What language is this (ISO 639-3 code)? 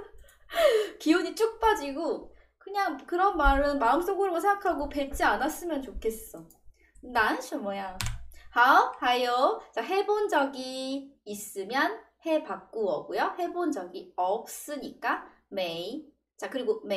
kor